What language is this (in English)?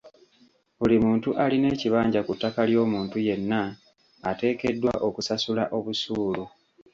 Ganda